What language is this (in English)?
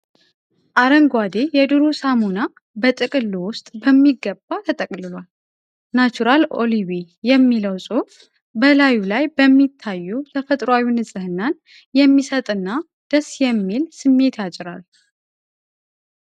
Amharic